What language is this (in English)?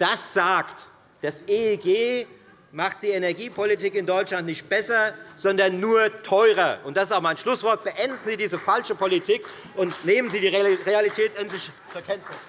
German